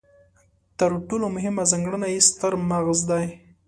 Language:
Pashto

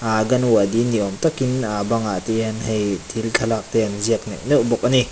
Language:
Mizo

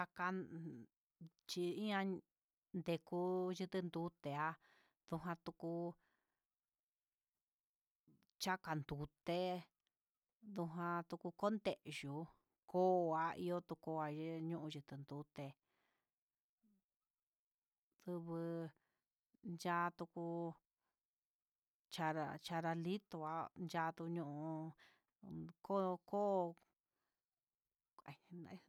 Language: Huitepec Mixtec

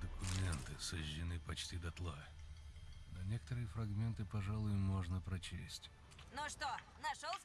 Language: Russian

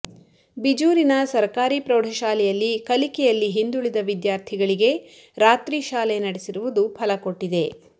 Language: Kannada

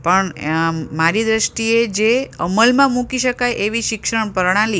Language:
Gujarati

